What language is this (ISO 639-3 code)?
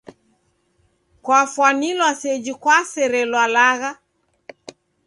dav